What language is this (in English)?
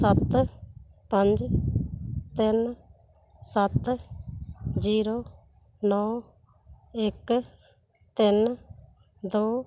Punjabi